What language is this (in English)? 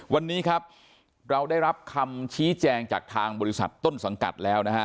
Thai